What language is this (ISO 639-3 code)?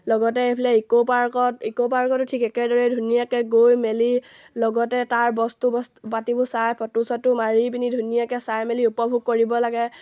asm